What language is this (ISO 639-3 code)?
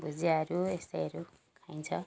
nep